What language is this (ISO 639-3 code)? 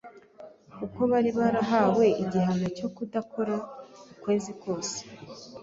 kin